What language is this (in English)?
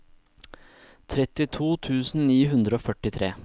Norwegian